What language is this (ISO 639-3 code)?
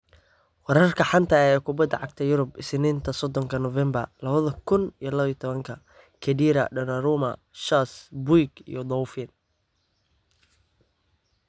som